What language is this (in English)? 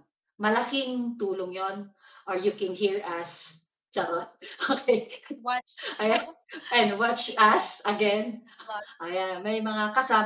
Filipino